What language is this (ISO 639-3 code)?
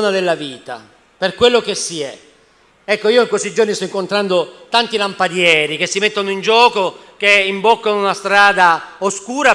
ita